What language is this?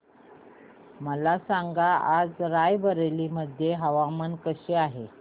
Marathi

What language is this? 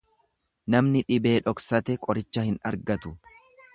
Oromo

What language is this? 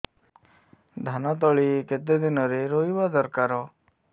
Odia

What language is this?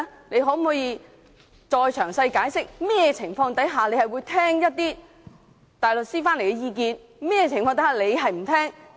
Cantonese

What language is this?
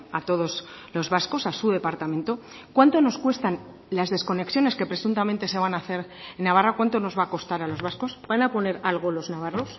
Spanish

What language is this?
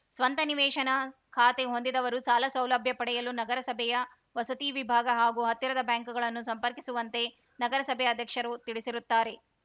Kannada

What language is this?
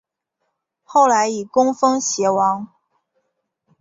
Chinese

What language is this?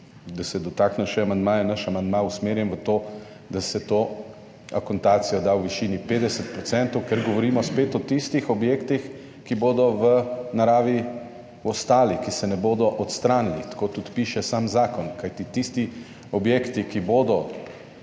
Slovenian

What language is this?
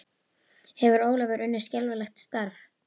Icelandic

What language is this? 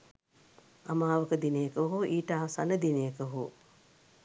Sinhala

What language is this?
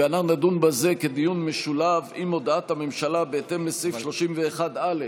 Hebrew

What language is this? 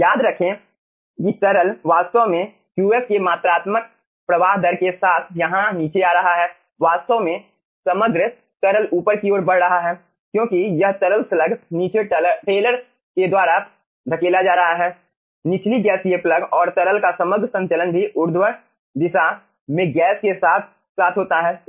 Hindi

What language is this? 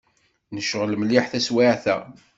Kabyle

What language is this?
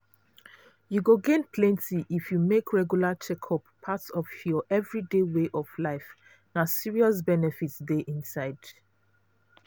Nigerian Pidgin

